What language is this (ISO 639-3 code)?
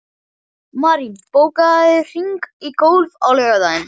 isl